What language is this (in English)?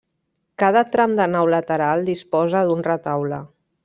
Catalan